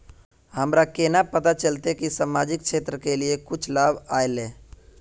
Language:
Magahi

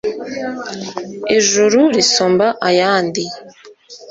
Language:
Kinyarwanda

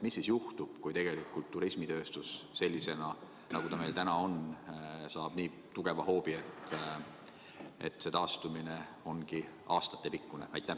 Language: Estonian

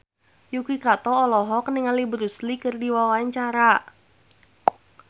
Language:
Sundanese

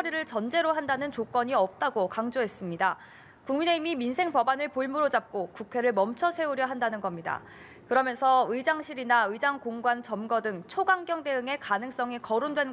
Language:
Korean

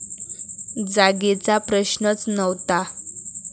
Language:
Marathi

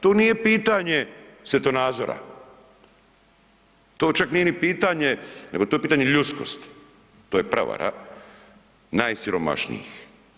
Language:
Croatian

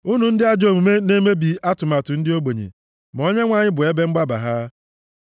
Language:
Igbo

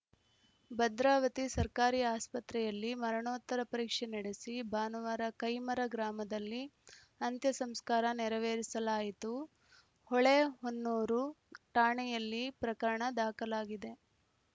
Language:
Kannada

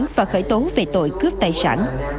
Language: Vietnamese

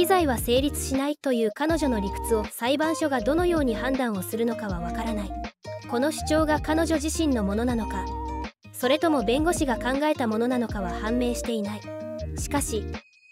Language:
Japanese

